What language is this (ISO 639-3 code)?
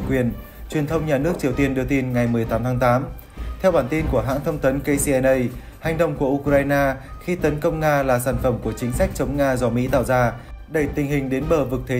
vie